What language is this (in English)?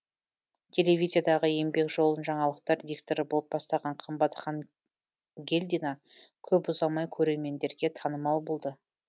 Kazakh